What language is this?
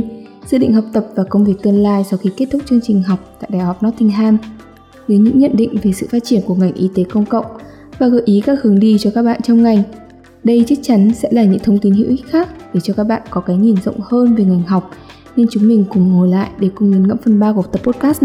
Vietnamese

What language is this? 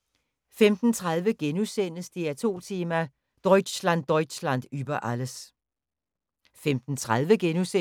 Danish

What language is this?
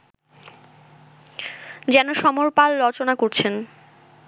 Bangla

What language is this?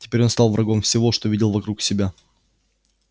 Russian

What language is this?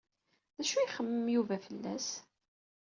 Kabyle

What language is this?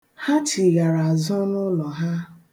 Igbo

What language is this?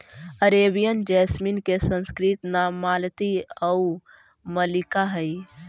Magahi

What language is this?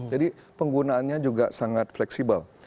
Indonesian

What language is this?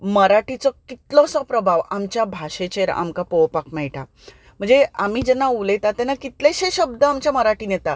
Konkani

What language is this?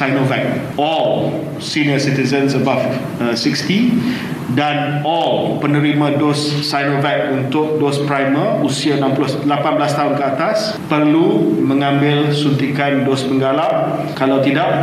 Malay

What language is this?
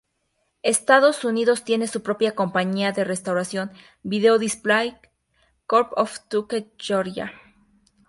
Spanish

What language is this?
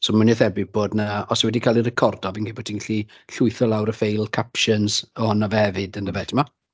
Welsh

